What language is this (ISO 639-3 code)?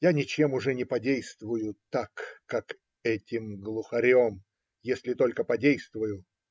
rus